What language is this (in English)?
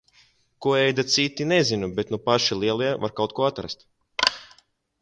Latvian